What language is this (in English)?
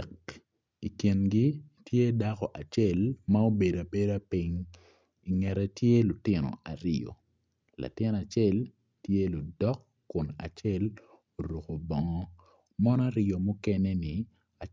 Acoli